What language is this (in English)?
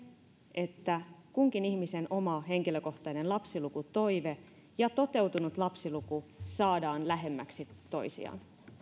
Finnish